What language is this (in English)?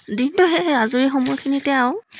Assamese